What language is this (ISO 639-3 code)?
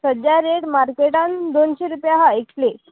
kok